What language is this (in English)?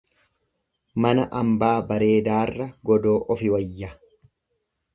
Oromo